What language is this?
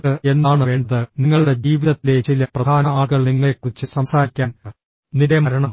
Malayalam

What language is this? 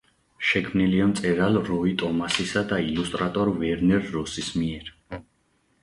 Georgian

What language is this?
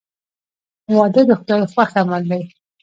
Pashto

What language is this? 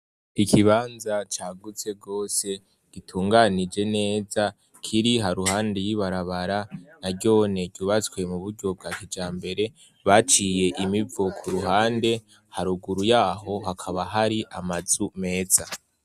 Rundi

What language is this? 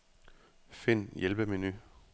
Danish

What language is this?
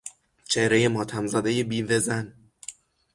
Persian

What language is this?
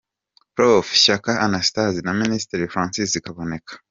Kinyarwanda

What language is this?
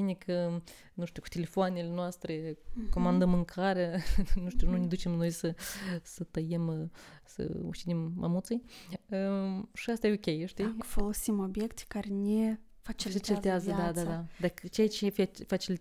Romanian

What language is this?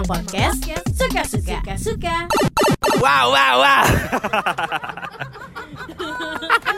Indonesian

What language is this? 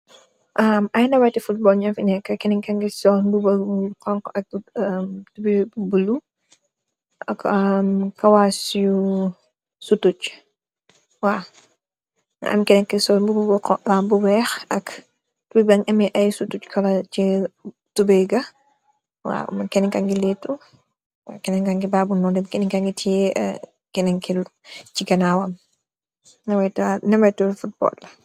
Wolof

